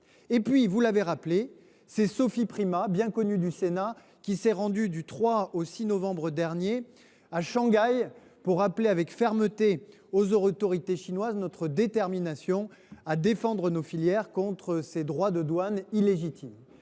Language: French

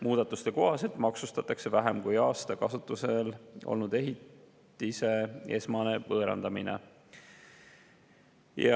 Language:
Estonian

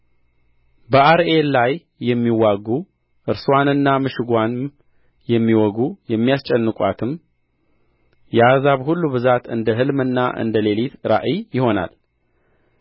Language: Amharic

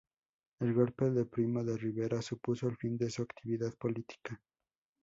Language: Spanish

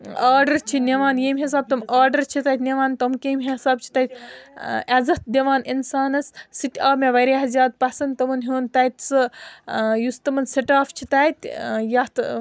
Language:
Kashmiri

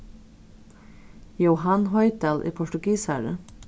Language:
Faroese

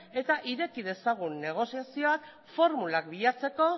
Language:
Basque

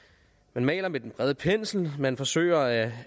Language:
Danish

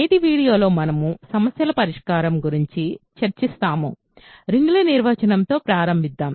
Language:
Telugu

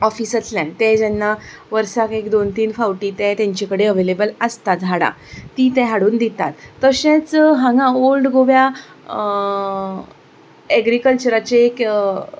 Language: Konkani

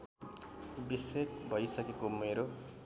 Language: Nepali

